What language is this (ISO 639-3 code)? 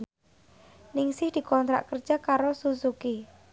jav